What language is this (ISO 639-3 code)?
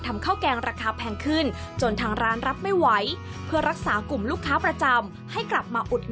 tha